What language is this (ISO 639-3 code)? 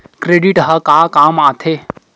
hne